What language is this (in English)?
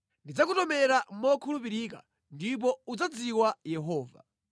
Nyanja